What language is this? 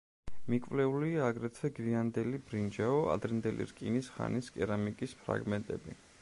Georgian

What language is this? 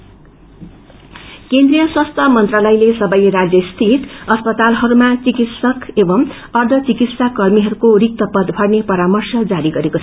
Nepali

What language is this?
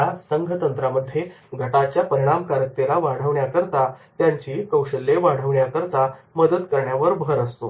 Marathi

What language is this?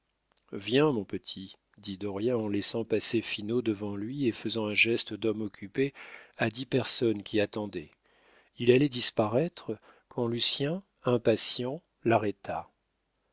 French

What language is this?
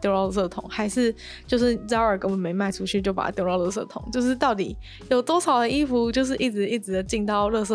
Chinese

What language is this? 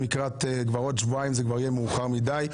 Hebrew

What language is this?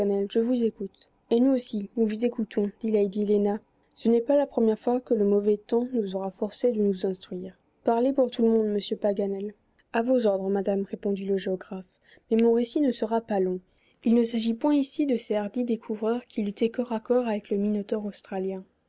French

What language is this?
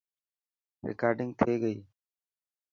Dhatki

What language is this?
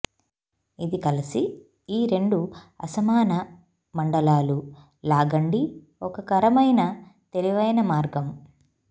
Telugu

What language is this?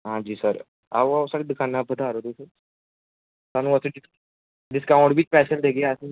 Dogri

